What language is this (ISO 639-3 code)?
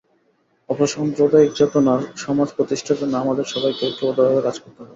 ben